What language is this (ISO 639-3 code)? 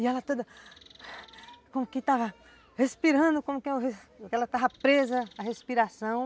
por